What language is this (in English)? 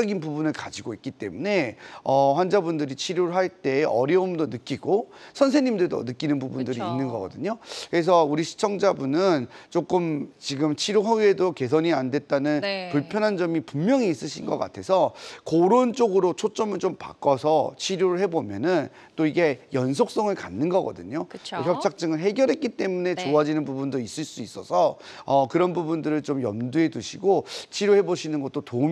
Korean